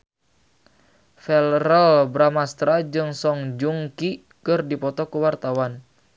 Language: Sundanese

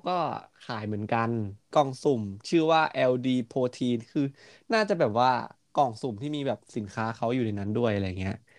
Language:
Thai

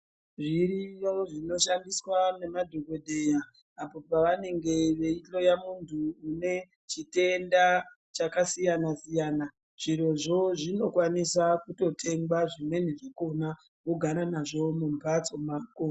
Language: Ndau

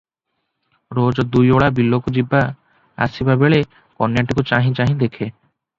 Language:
Odia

